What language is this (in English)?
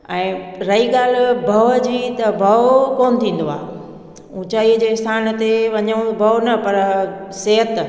Sindhi